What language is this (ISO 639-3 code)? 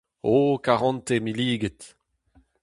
bre